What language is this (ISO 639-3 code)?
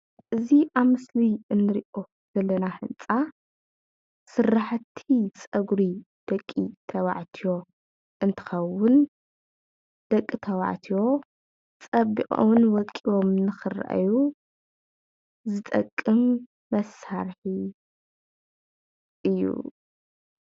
tir